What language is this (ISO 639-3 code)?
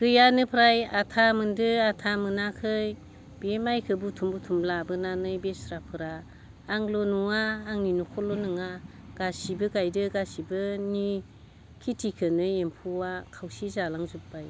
brx